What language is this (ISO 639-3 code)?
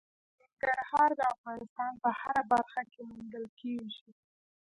pus